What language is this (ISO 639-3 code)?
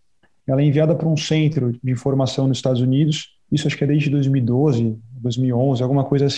por